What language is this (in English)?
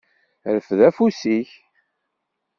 Kabyle